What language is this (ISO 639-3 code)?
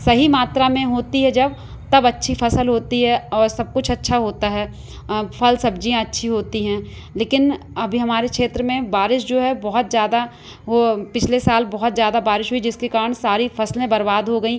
hin